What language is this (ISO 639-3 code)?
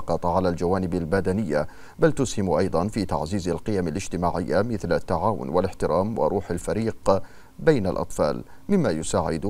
ara